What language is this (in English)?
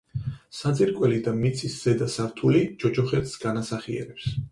Georgian